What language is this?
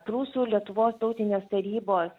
Lithuanian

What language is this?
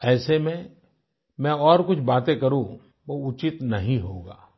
Hindi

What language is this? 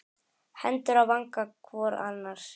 Icelandic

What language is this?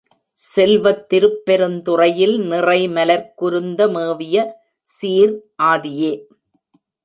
Tamil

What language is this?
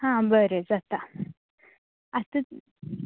Konkani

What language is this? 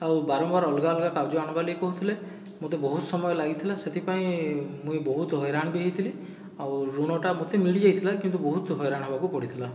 Odia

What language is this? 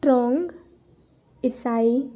Marathi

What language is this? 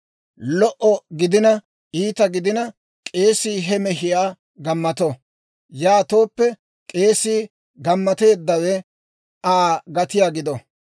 Dawro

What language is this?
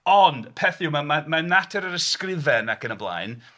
Welsh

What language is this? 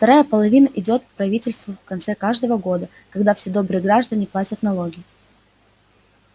Russian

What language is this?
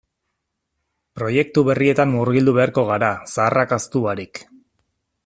Basque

